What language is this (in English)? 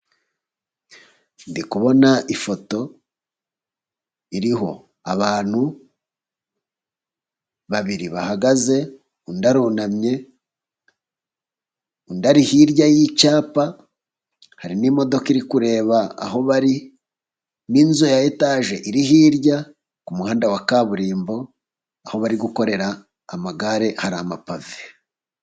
Kinyarwanda